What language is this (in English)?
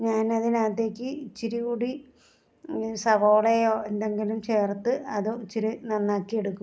Malayalam